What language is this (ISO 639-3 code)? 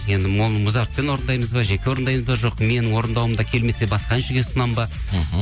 kaz